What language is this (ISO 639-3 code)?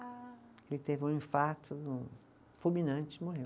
por